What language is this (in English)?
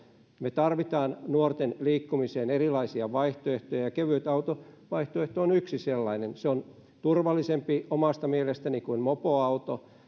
Finnish